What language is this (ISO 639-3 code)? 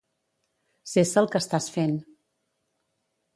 cat